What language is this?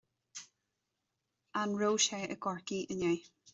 Irish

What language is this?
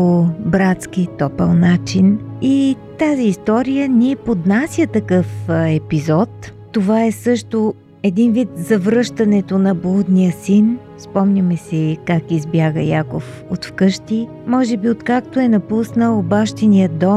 Bulgarian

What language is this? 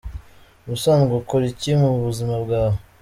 Kinyarwanda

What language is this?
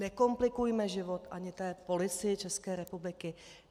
Czech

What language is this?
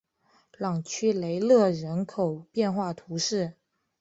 Chinese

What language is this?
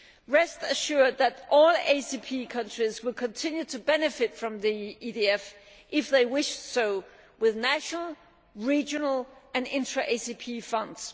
English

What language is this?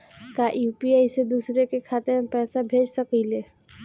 Bhojpuri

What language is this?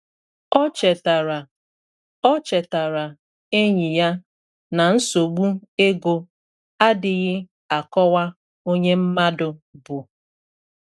Igbo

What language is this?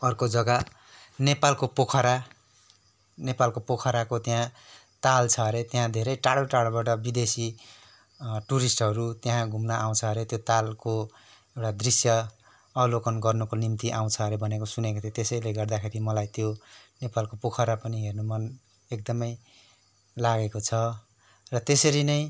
Nepali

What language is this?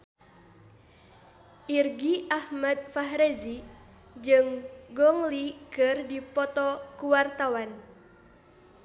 Sundanese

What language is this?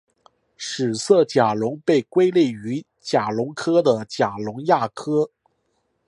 Chinese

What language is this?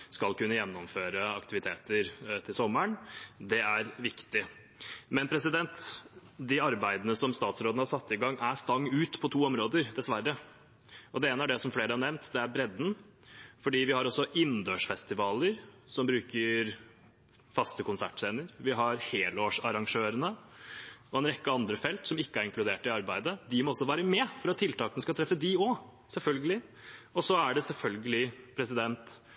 Norwegian Bokmål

